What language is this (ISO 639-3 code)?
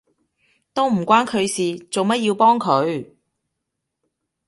yue